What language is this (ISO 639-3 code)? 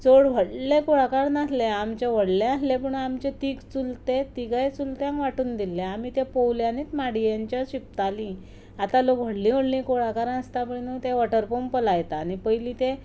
kok